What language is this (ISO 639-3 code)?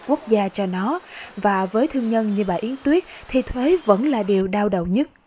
vie